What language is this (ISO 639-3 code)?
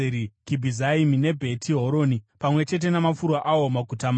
sna